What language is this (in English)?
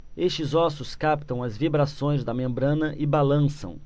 Portuguese